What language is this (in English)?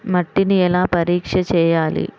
Telugu